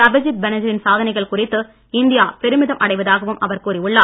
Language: Tamil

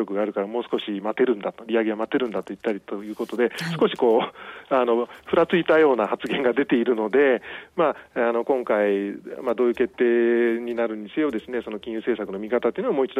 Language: Japanese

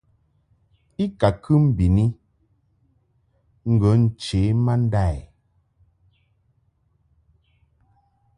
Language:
Mungaka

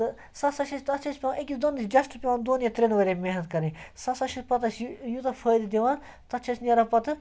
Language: Kashmiri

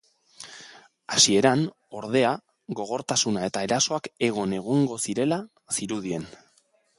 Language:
Basque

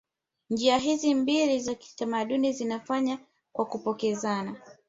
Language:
Swahili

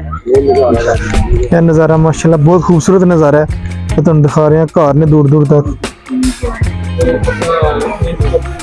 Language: Punjabi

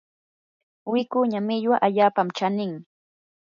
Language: Yanahuanca Pasco Quechua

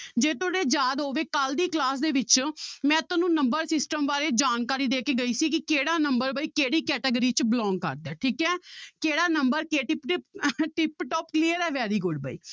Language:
Punjabi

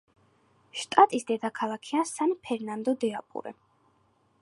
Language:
Georgian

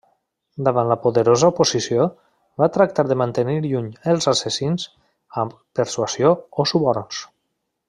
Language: Catalan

